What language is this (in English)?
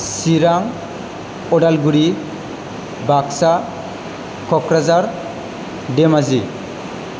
Bodo